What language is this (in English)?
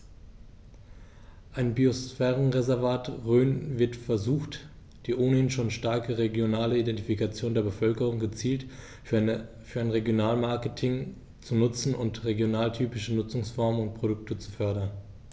German